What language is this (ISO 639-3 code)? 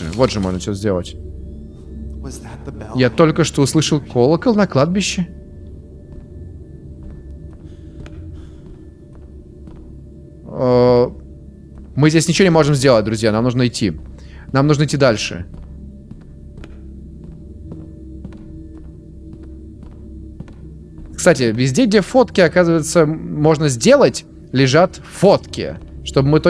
rus